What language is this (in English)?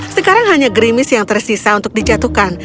Indonesian